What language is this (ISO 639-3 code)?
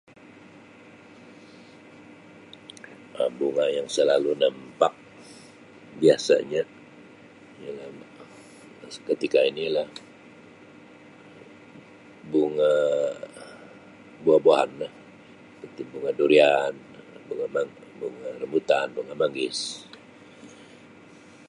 msi